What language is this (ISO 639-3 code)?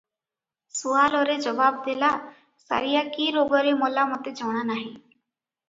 ori